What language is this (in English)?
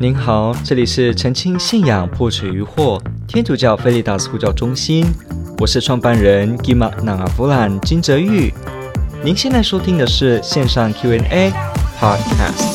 Chinese